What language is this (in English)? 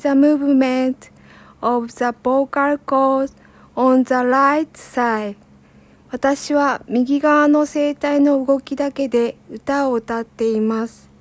Japanese